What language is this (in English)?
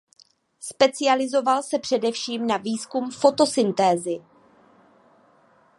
Czech